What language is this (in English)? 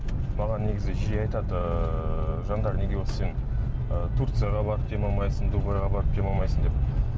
Kazakh